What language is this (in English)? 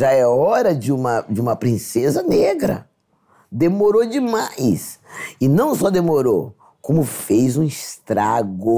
Portuguese